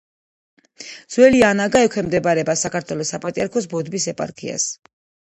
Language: Georgian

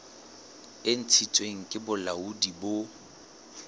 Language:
Southern Sotho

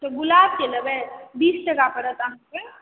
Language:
Maithili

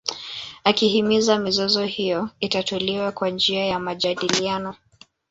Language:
Swahili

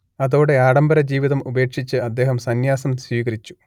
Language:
Malayalam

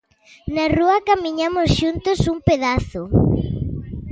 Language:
Galician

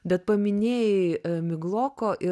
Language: Lithuanian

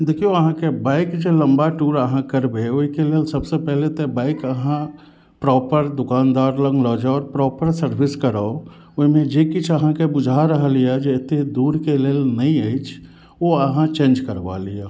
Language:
Maithili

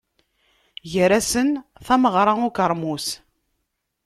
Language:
Kabyle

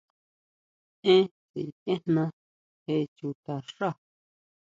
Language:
Huautla Mazatec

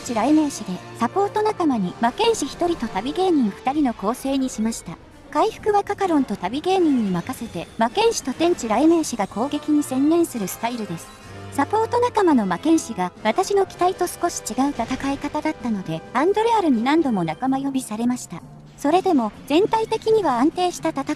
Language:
Japanese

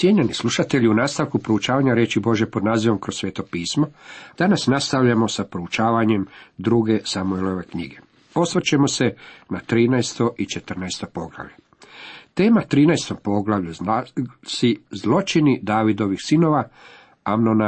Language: Croatian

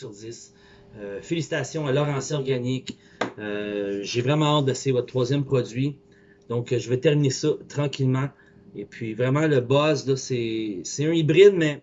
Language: French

